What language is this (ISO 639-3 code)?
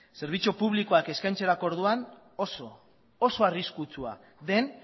eus